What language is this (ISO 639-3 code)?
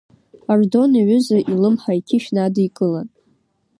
abk